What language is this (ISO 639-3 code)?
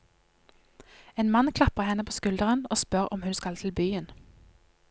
nor